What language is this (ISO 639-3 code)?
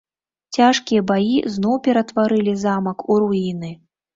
bel